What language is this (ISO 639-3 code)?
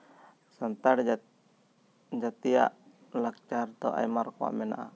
sat